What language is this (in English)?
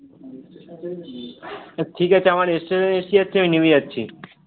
Bangla